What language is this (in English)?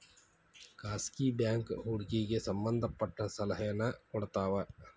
Kannada